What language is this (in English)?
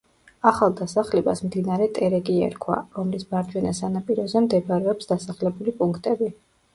Georgian